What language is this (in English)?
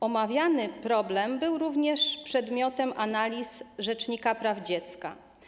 Polish